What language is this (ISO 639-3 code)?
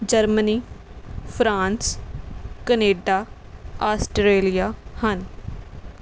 pan